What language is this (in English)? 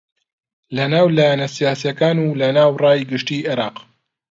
Central Kurdish